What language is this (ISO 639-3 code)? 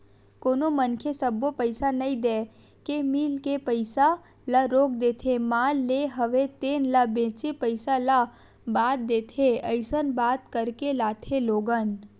hne